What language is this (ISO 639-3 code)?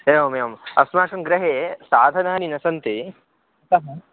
san